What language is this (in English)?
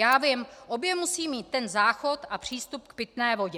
Czech